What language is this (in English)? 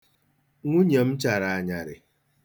Igbo